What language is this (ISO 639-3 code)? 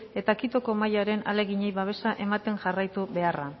eus